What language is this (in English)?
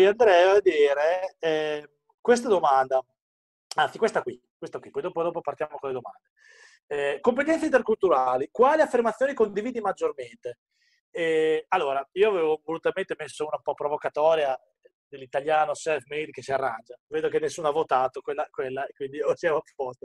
Italian